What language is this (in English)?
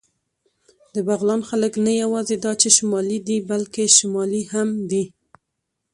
Pashto